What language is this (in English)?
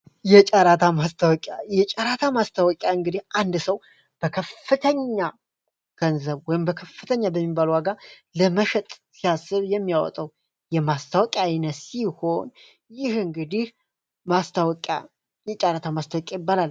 Amharic